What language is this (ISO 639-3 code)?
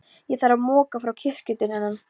isl